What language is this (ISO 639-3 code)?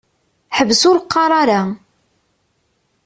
kab